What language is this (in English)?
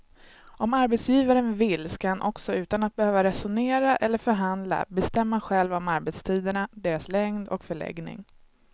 Swedish